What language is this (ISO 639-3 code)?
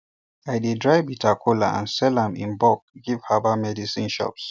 pcm